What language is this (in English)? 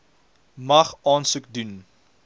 Afrikaans